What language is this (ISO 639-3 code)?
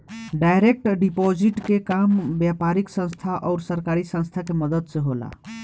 bho